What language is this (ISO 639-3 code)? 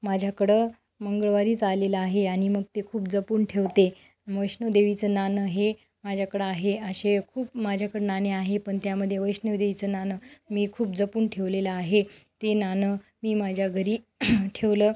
mar